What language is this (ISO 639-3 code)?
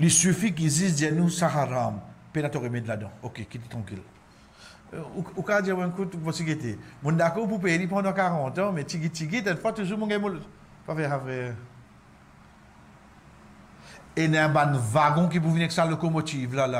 fra